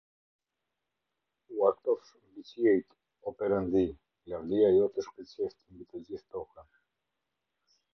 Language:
Albanian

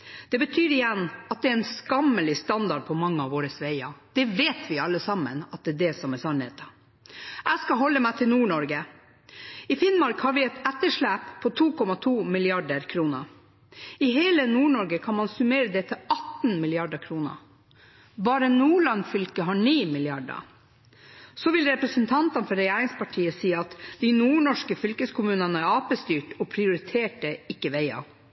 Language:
Norwegian Bokmål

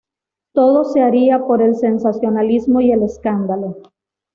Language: Spanish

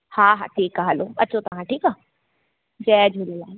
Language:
Sindhi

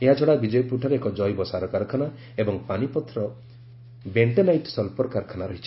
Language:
Odia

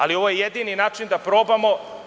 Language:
Serbian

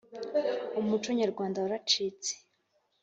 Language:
Kinyarwanda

